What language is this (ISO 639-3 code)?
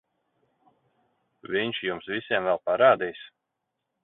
lav